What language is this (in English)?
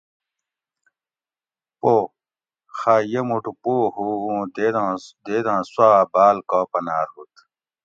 Gawri